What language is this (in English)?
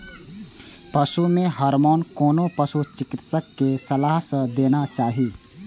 Maithili